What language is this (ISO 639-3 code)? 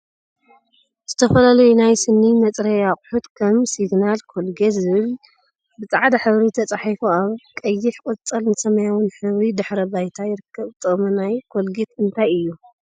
tir